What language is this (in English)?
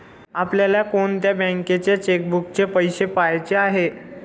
Marathi